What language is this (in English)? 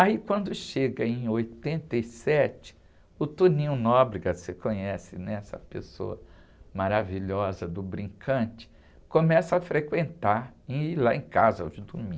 Portuguese